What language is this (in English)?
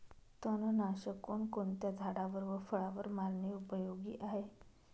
Marathi